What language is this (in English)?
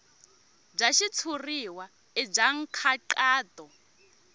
Tsonga